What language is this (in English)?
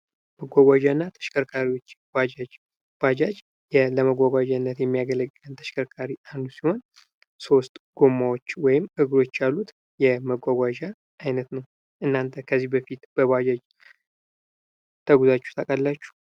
Amharic